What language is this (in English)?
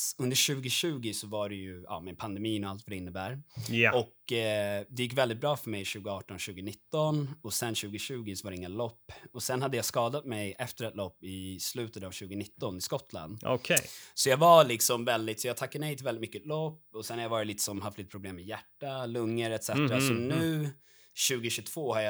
Swedish